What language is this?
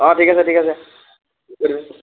Assamese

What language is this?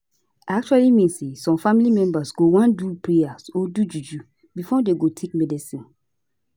Nigerian Pidgin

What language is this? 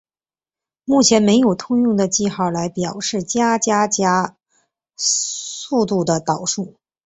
Chinese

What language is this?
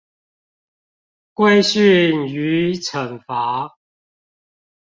Chinese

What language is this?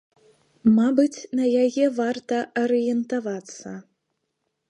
Belarusian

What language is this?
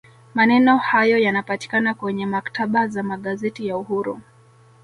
Swahili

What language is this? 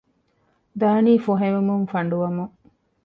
Divehi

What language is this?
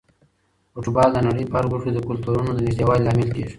Pashto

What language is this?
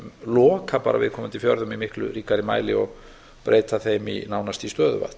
Icelandic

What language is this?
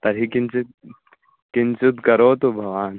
Sanskrit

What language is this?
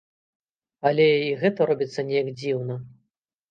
Belarusian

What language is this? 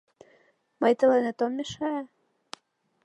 Mari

